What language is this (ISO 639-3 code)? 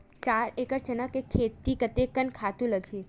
hne